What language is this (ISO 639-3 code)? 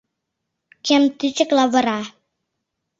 chm